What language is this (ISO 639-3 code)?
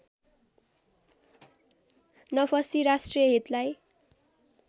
nep